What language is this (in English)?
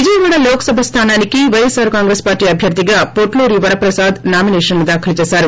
Telugu